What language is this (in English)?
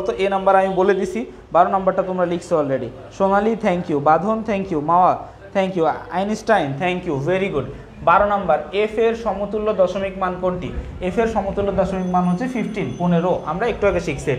Hindi